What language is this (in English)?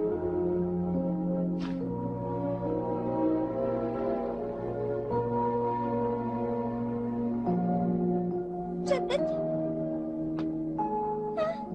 Arabic